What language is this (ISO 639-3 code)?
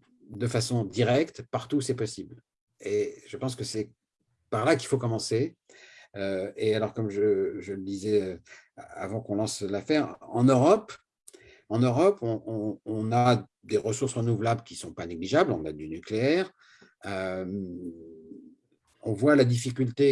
fra